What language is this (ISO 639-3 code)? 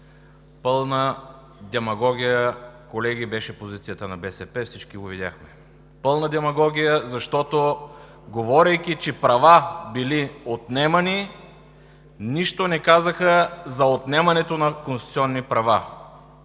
bul